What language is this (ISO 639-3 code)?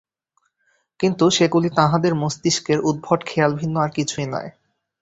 ben